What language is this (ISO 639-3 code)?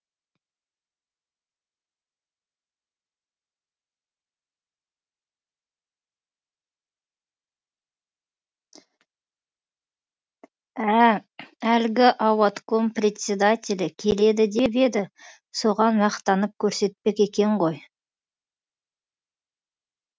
kaz